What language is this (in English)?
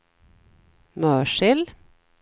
Swedish